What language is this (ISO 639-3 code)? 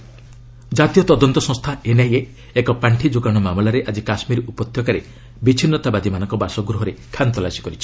ori